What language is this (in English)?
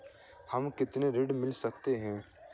Hindi